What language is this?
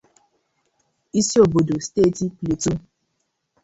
Igbo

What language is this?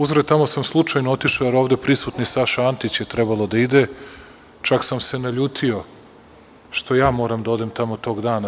Serbian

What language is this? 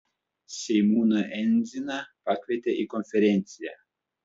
Lithuanian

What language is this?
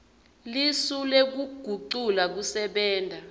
Swati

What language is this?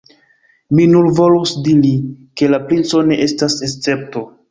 Esperanto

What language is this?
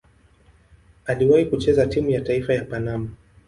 Swahili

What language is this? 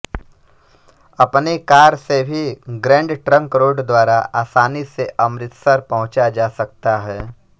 Hindi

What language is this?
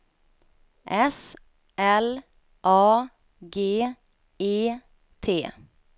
Swedish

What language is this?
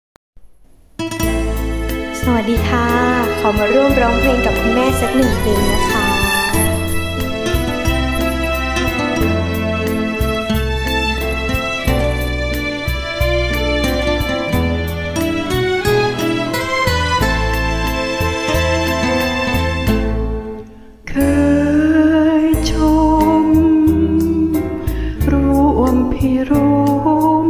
Thai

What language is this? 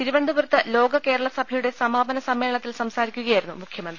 Malayalam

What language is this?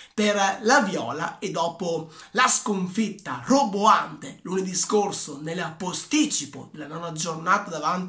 Italian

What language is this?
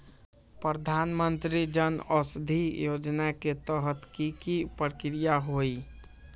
Magahi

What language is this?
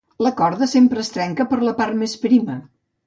Catalan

